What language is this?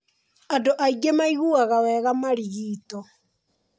Kikuyu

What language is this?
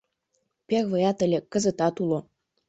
Mari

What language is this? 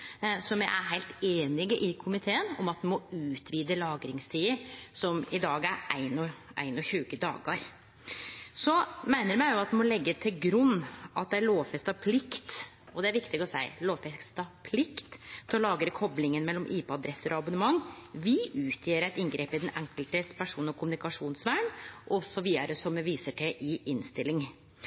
Norwegian Nynorsk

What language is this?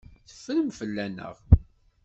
Kabyle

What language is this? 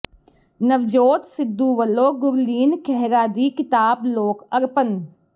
Punjabi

